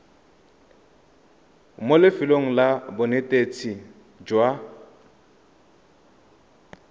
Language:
Tswana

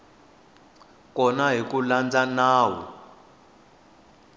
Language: Tsonga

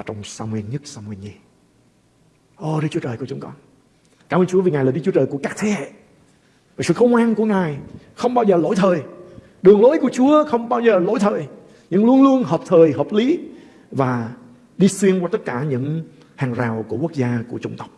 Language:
Vietnamese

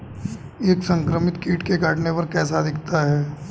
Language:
Hindi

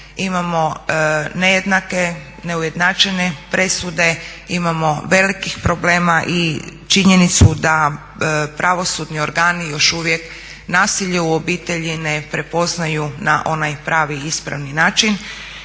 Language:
Croatian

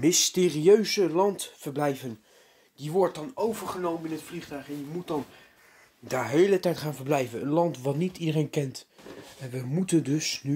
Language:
Dutch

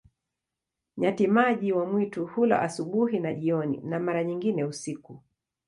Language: Swahili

